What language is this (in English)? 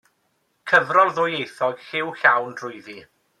Welsh